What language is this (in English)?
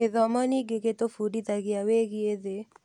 Kikuyu